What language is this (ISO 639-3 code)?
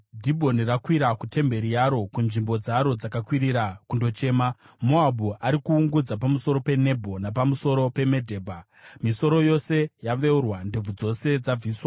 sna